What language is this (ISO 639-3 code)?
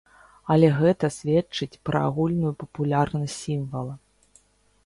bel